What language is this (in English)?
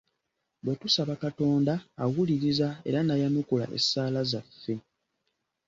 Ganda